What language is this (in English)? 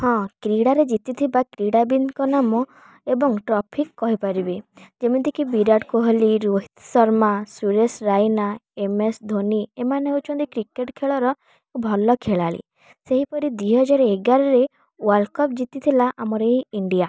Odia